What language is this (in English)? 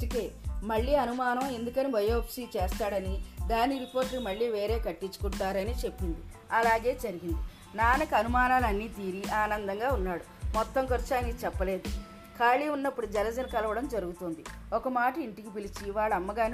Telugu